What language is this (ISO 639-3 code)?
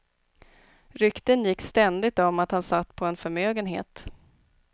swe